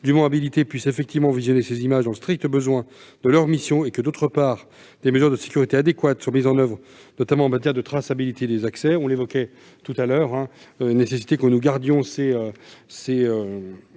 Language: French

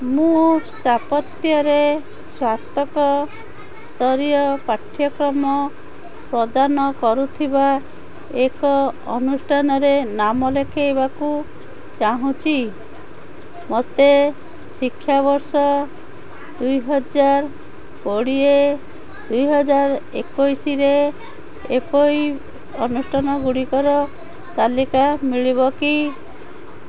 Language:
Odia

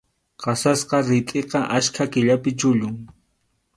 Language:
Arequipa-La Unión Quechua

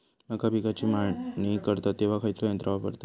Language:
Marathi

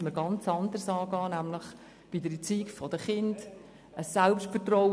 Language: Swiss German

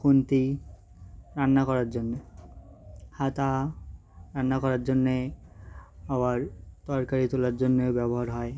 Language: Bangla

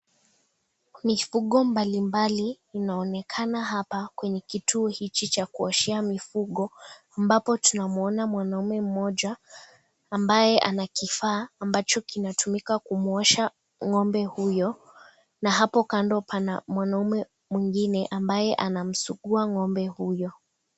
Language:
Swahili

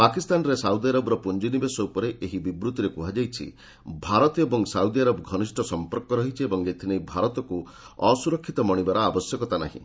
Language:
Odia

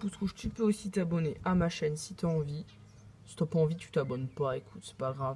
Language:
French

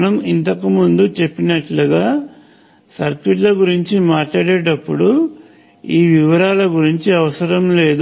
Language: Telugu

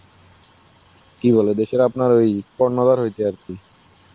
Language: Bangla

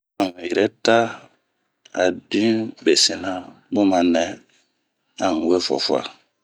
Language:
Bomu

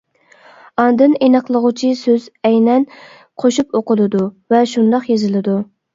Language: Uyghur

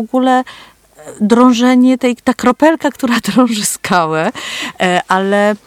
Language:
Polish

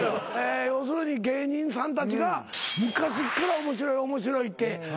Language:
Japanese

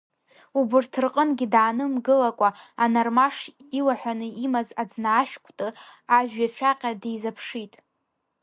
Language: Abkhazian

